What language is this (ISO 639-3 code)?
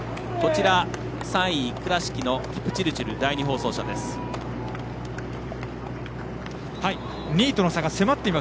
jpn